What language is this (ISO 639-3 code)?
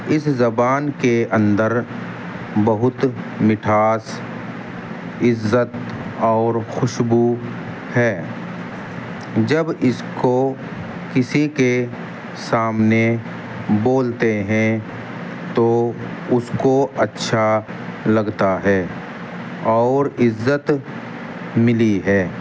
urd